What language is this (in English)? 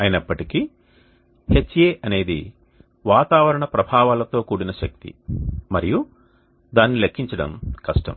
Telugu